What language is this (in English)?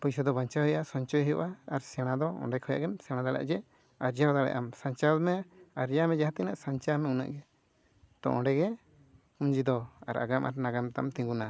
Santali